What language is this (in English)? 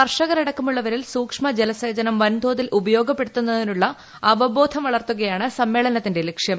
Malayalam